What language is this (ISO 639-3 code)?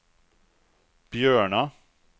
swe